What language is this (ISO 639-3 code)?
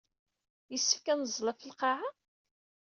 kab